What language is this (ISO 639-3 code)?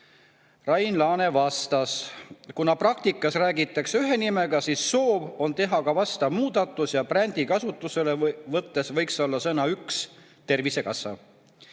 est